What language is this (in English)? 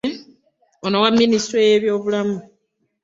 Ganda